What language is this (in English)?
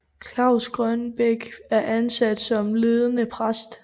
Danish